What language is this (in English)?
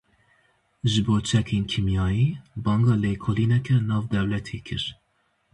Kurdish